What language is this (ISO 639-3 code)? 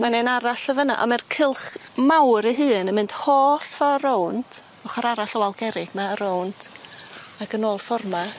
cym